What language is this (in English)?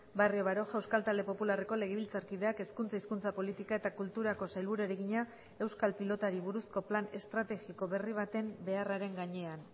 Basque